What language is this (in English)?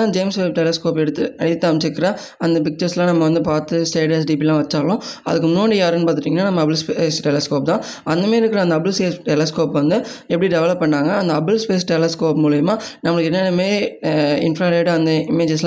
Tamil